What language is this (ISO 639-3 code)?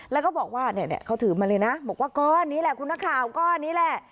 tha